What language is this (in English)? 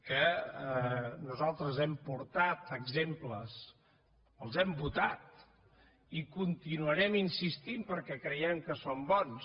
Catalan